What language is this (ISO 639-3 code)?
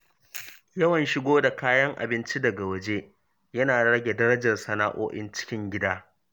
hau